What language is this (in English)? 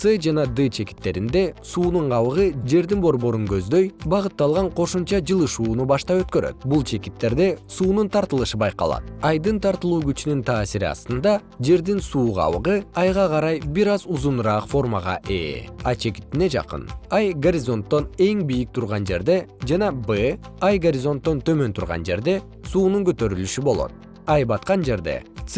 Kyrgyz